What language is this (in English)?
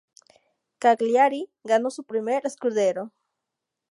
Spanish